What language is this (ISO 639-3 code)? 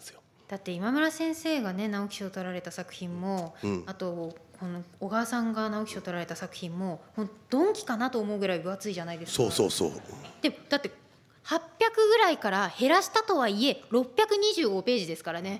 jpn